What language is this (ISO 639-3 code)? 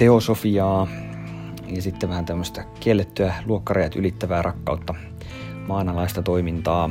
fin